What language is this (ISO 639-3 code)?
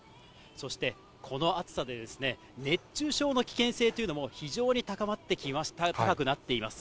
jpn